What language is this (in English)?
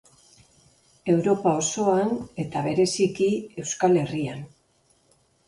Basque